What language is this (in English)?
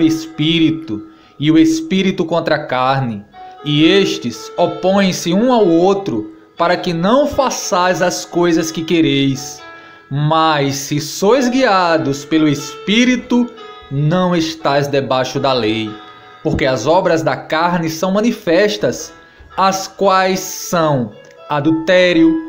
Portuguese